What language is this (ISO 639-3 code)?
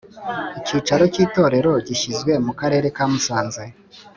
kin